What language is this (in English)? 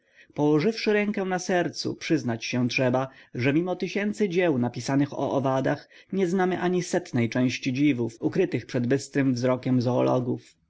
Polish